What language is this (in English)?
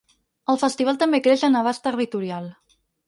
Catalan